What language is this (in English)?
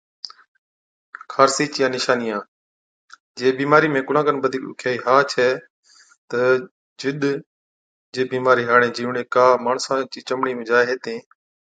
Od